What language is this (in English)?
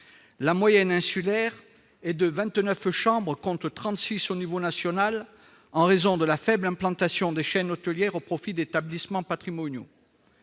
French